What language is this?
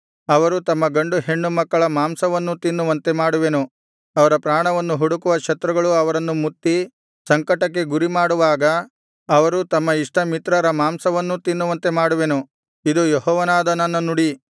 Kannada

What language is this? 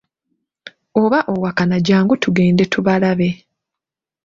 Ganda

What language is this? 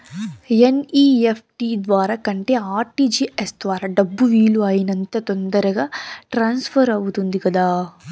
Telugu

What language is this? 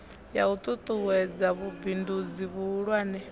Venda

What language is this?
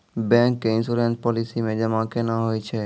Maithili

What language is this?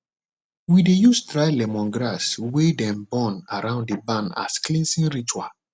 Nigerian Pidgin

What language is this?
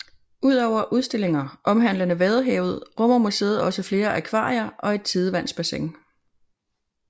Danish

